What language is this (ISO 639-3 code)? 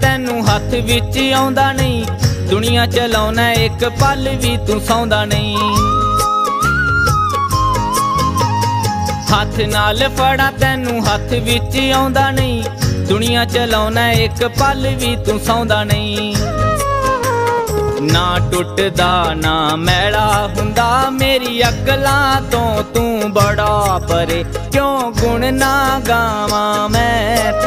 hin